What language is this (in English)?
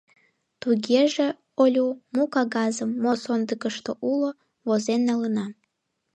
Mari